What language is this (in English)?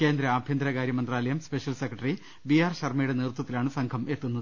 Malayalam